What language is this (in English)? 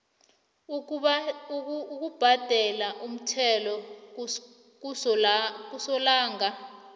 South Ndebele